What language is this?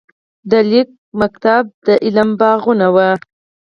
Pashto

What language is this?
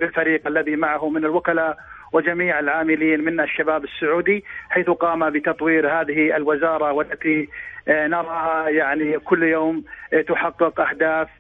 Arabic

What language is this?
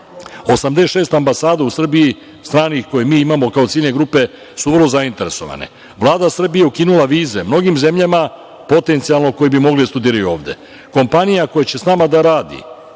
Serbian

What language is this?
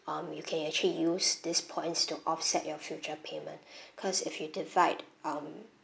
English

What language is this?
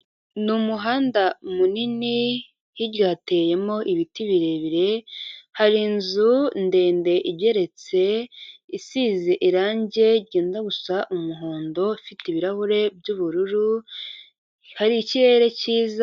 Kinyarwanda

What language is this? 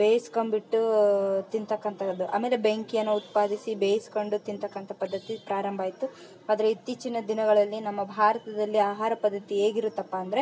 Kannada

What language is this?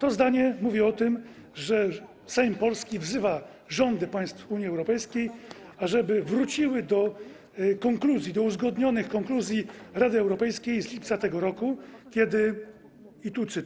Polish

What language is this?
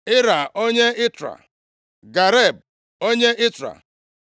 Igbo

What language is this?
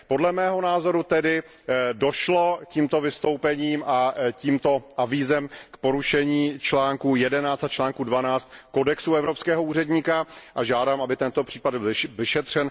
Czech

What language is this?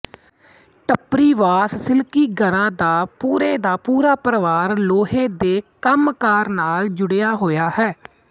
Punjabi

